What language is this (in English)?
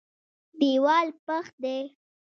Pashto